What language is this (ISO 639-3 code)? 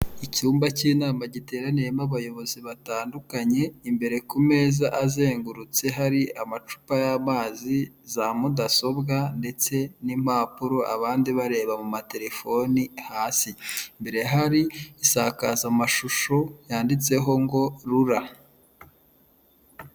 kin